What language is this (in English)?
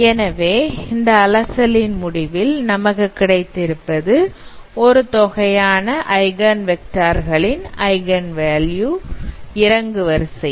Tamil